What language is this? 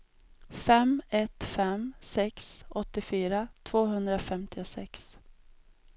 Swedish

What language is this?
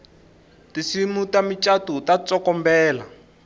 Tsonga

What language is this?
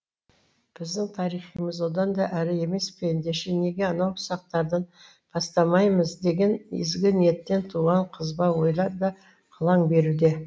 Kazakh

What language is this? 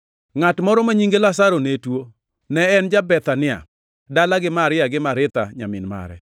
Luo (Kenya and Tanzania)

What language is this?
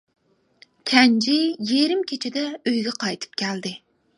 Uyghur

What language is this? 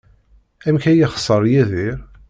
Kabyle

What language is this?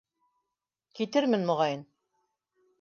Bashkir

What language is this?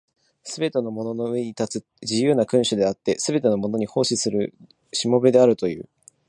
Japanese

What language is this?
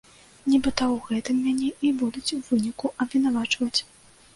Belarusian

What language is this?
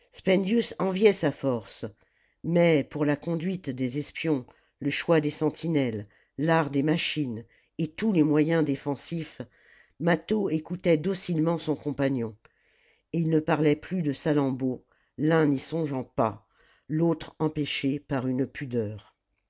French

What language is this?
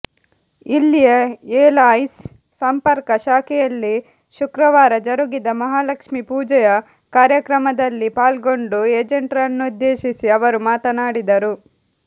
Kannada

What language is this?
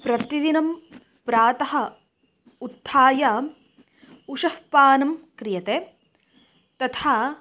Sanskrit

